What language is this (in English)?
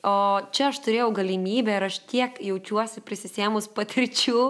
Lithuanian